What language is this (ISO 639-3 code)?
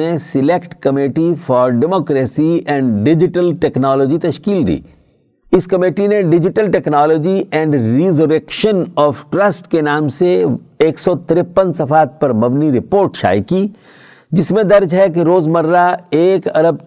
urd